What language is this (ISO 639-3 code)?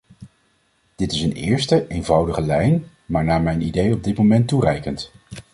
nld